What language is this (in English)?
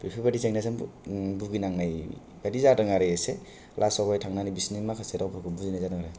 Bodo